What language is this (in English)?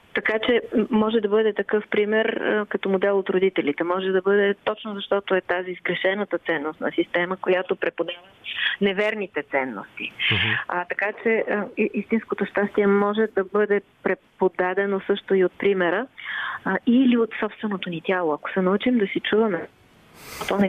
Bulgarian